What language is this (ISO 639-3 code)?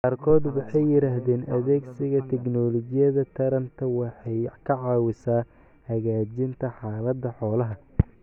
som